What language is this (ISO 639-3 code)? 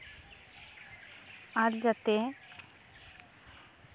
sat